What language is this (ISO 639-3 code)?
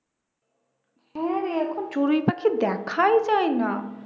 ben